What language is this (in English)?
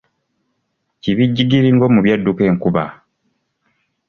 Ganda